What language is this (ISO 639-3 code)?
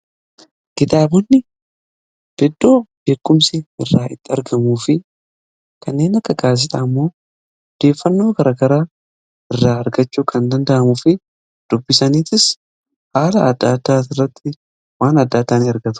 orm